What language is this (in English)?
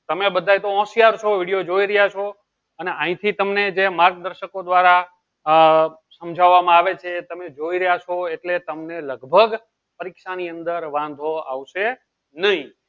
Gujarati